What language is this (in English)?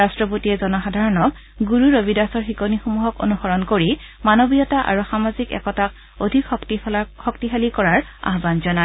Assamese